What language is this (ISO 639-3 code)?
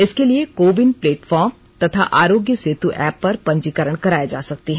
hin